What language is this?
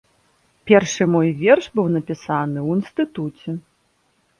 Belarusian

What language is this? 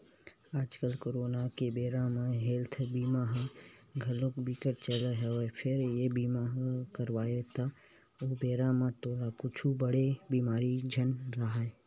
Chhattisgarhi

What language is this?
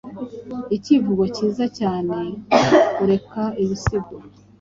Kinyarwanda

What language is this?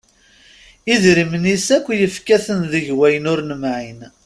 Kabyle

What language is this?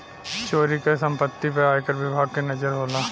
Bhojpuri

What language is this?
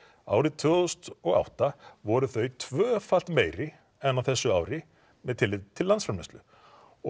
Icelandic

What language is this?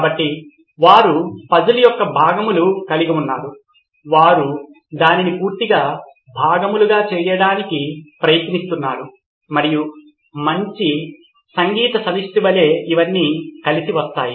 Telugu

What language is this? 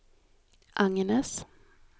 Swedish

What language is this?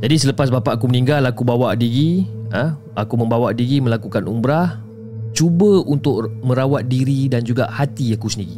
Malay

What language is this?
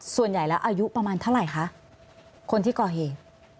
Thai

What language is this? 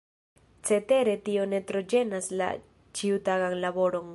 Esperanto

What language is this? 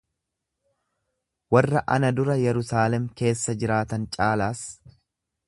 Oromo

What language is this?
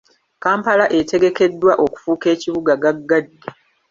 Ganda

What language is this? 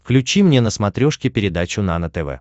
Russian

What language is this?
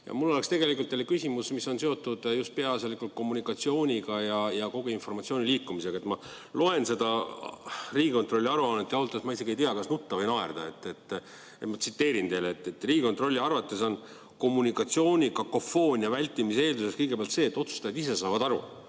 Estonian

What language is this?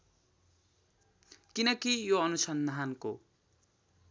Nepali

